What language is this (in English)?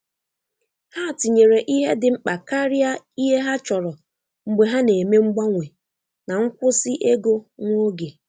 Igbo